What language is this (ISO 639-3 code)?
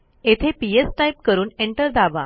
mar